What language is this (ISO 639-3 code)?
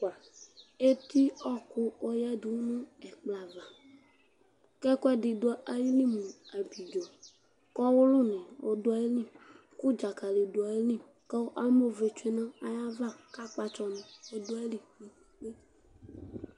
kpo